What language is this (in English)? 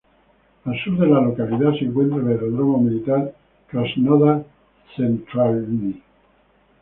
Spanish